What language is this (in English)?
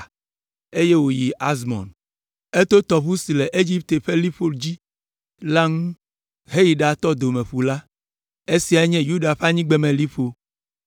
Ewe